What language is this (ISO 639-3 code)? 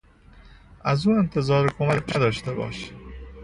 fas